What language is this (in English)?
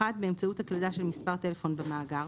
Hebrew